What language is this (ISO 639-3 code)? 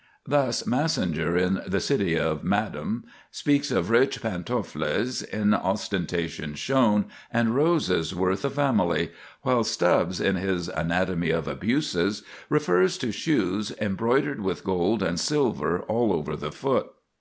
eng